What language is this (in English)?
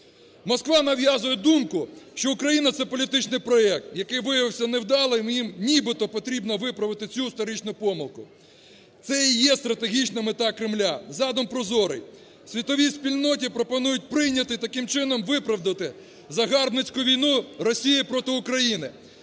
Ukrainian